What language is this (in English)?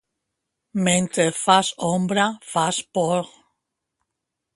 Catalan